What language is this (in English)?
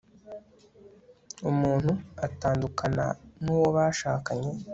Kinyarwanda